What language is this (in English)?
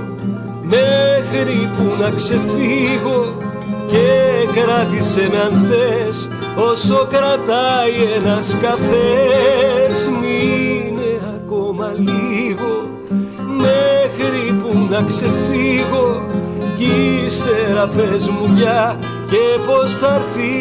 Greek